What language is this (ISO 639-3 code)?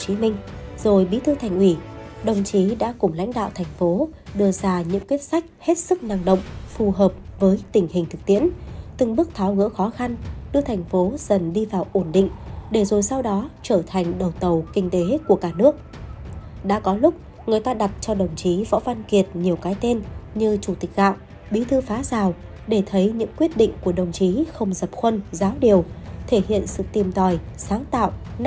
vie